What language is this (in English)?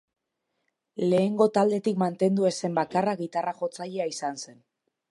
Basque